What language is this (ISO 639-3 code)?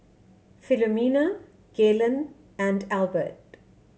eng